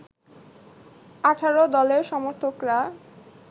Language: Bangla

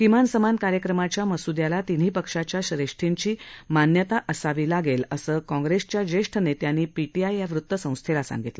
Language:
Marathi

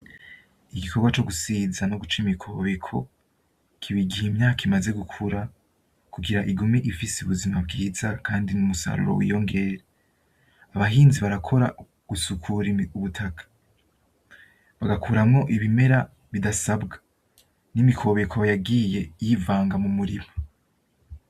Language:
Rundi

